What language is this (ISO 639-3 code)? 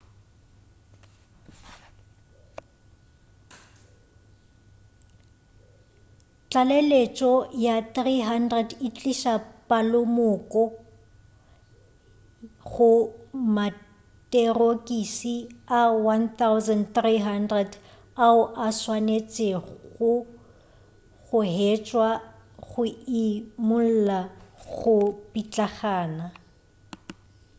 nso